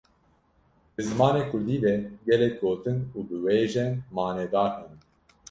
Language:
Kurdish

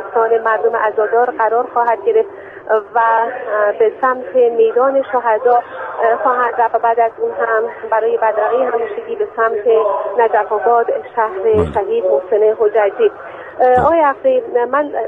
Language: Persian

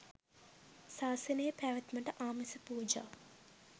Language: Sinhala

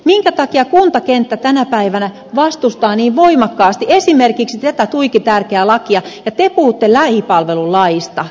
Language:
Finnish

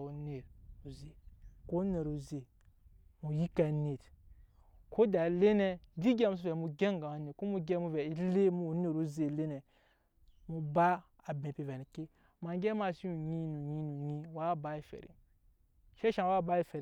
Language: Nyankpa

